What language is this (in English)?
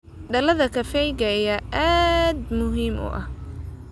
Somali